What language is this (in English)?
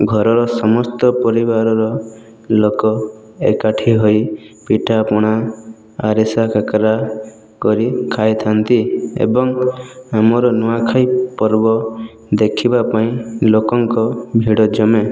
Odia